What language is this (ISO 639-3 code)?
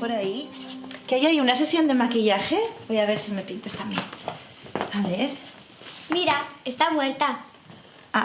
spa